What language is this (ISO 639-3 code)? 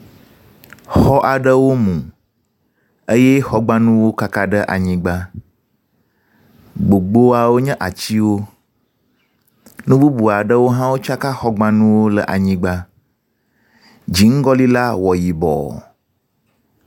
ewe